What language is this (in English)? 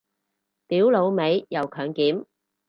Cantonese